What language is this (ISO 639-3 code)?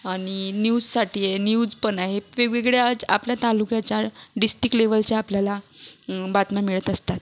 mar